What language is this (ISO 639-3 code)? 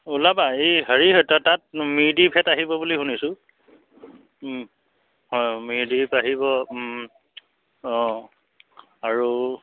asm